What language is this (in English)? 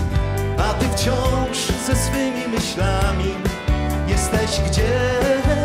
Polish